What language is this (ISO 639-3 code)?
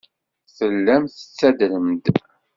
kab